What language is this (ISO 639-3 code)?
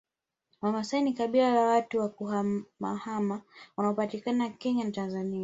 swa